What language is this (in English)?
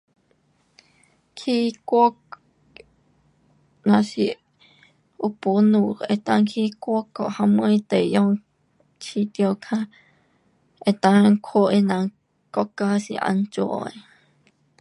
Pu-Xian Chinese